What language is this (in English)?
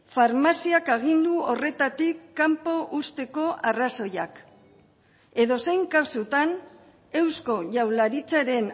Basque